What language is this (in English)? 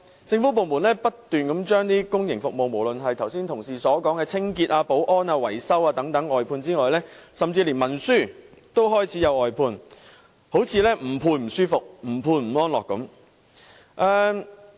Cantonese